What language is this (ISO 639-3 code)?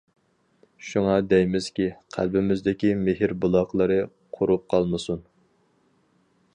uig